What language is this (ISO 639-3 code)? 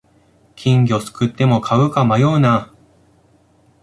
jpn